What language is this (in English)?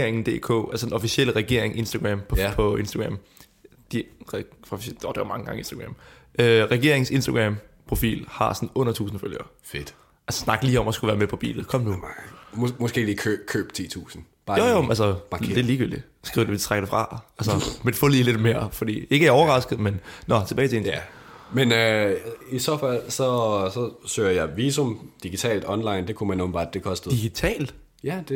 Danish